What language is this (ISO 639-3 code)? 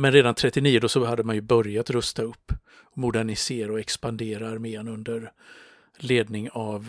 swe